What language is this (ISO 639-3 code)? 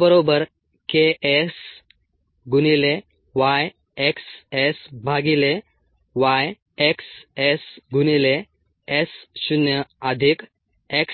mar